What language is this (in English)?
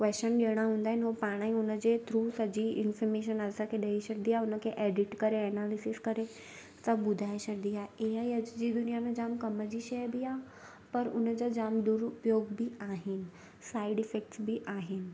Sindhi